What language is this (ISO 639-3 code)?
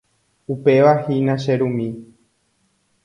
grn